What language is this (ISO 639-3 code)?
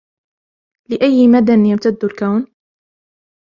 ara